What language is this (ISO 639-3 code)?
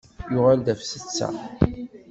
kab